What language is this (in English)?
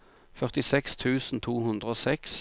Norwegian